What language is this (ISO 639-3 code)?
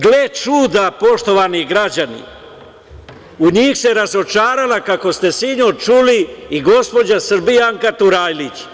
srp